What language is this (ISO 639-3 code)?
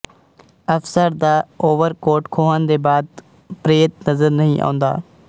pan